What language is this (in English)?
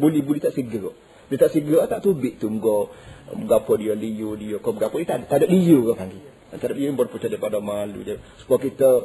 Malay